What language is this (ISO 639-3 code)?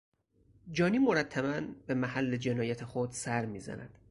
fas